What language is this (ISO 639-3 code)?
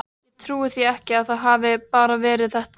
isl